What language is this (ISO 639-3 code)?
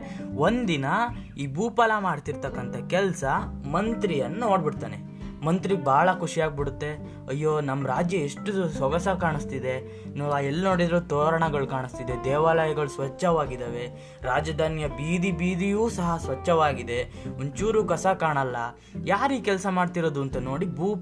kan